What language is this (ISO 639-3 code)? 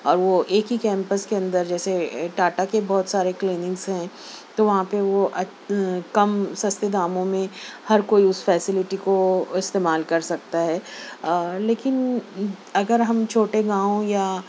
urd